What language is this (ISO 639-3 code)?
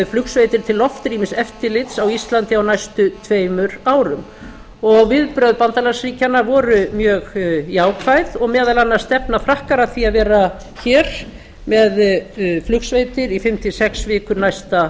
isl